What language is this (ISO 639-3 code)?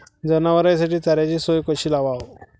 mar